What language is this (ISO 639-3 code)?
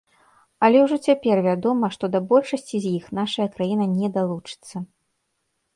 bel